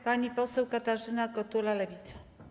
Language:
Polish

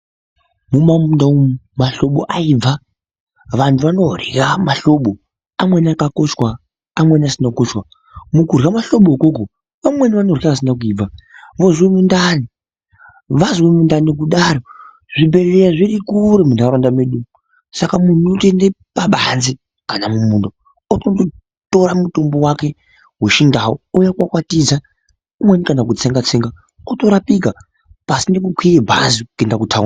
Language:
Ndau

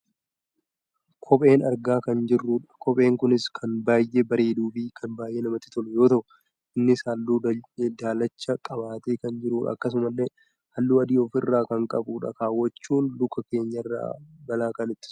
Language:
Oromo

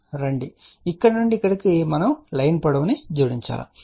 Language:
Telugu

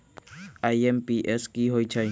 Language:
Magahi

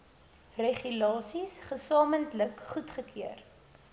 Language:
Afrikaans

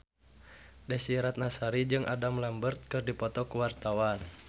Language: Sundanese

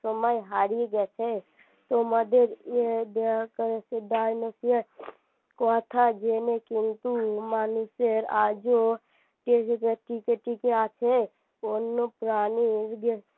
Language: Bangla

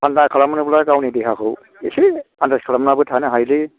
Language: Bodo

